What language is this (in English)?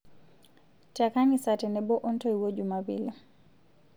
Masai